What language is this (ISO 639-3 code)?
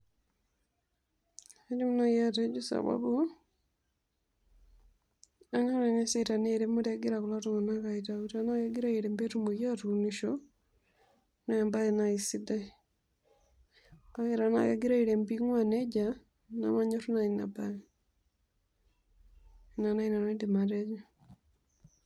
mas